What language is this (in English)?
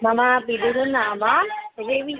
Sanskrit